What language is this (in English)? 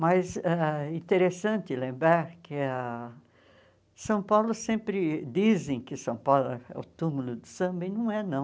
Portuguese